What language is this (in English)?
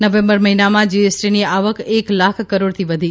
Gujarati